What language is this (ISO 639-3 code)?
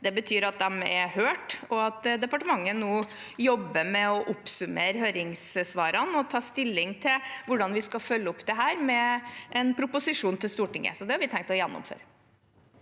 nor